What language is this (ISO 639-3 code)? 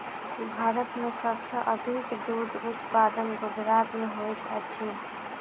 mai